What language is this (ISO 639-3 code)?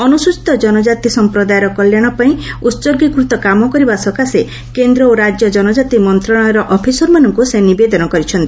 ori